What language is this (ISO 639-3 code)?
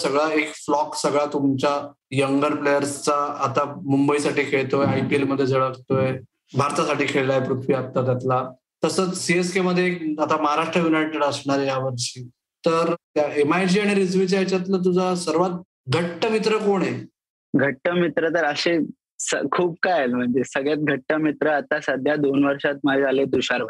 mar